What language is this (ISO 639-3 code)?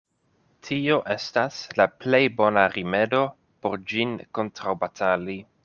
epo